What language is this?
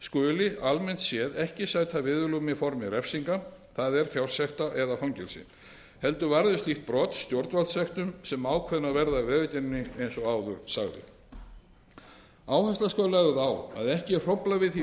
Icelandic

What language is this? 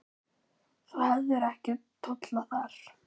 Icelandic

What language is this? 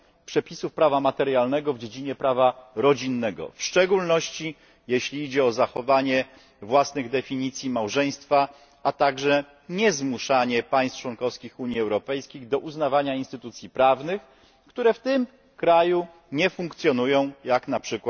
Polish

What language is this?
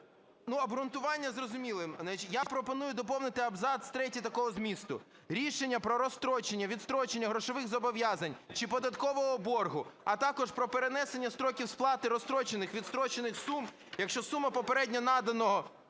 Ukrainian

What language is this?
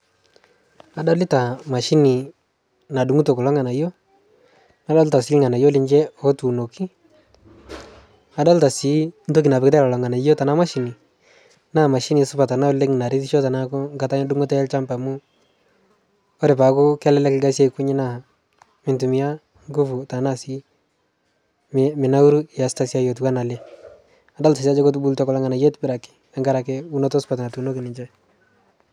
Masai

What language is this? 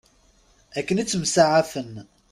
Kabyle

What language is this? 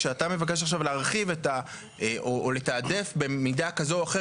Hebrew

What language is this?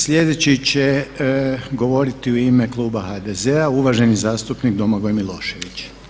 Croatian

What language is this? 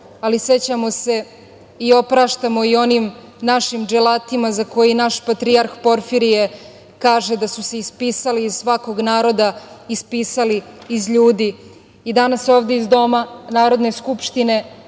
Serbian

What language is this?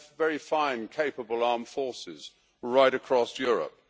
English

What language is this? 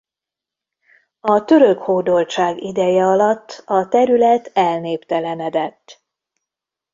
Hungarian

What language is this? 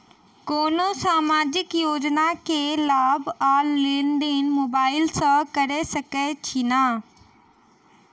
Maithili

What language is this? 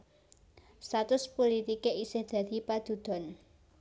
Javanese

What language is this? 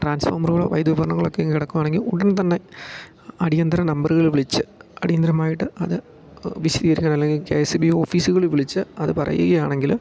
Malayalam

